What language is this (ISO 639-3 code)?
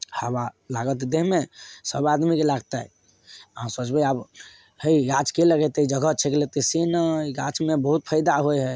mai